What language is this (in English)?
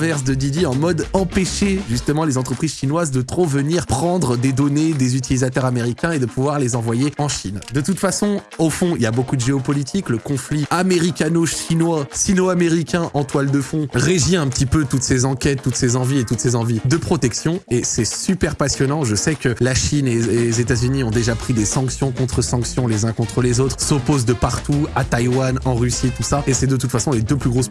French